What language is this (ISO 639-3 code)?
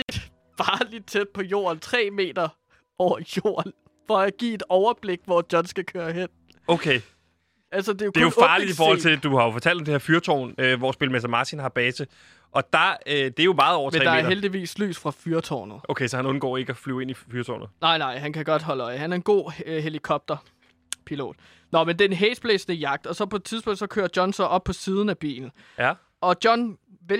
dan